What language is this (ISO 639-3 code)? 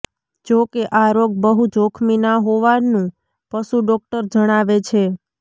guj